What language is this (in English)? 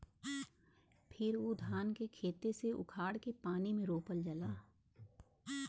Bhojpuri